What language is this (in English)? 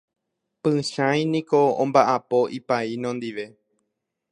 Guarani